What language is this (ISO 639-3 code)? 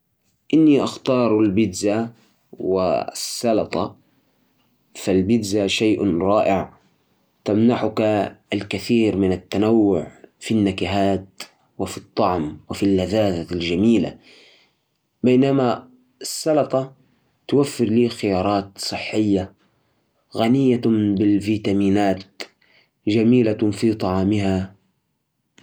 ars